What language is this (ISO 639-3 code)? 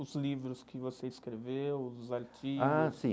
por